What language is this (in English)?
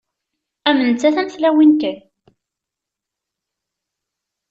Kabyle